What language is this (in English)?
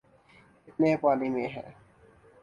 Urdu